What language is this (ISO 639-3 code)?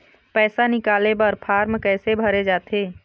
hne